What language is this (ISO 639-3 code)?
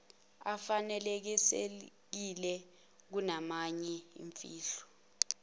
zul